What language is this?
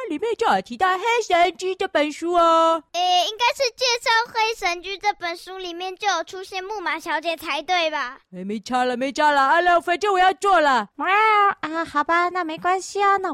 Chinese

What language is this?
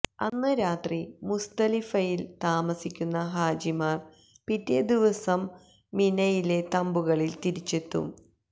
Malayalam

